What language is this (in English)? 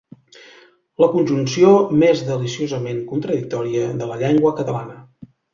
Catalan